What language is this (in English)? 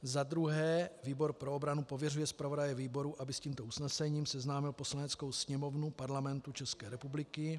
Czech